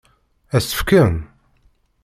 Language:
Kabyle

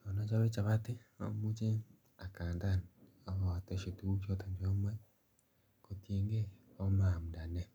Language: Kalenjin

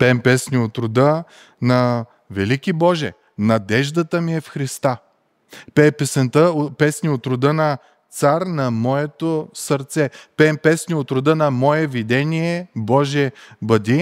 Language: Bulgarian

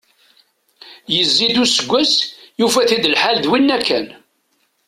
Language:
Kabyle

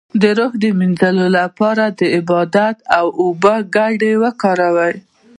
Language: Pashto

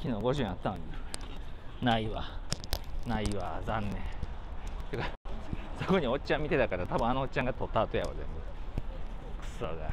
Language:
Japanese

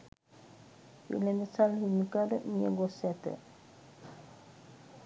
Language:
Sinhala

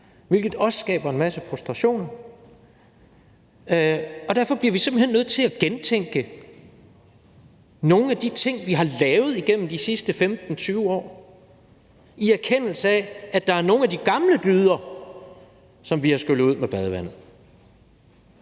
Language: Danish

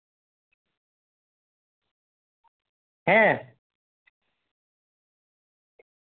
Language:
Santali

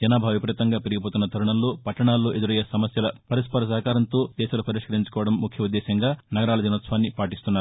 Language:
Telugu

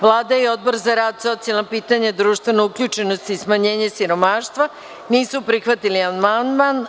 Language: Serbian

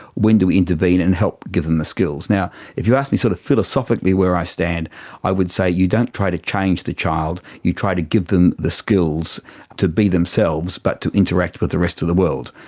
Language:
English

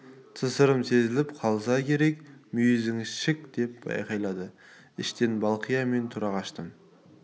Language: Kazakh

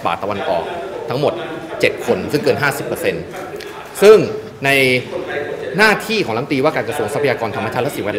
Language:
Thai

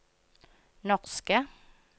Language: Norwegian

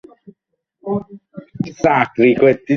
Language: Bangla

